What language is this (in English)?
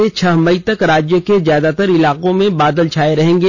Hindi